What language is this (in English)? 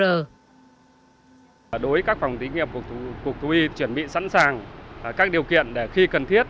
Vietnamese